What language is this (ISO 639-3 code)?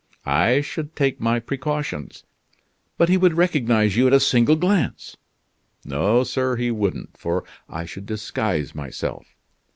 eng